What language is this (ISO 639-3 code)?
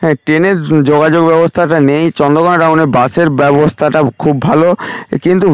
ben